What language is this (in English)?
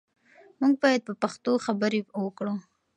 Pashto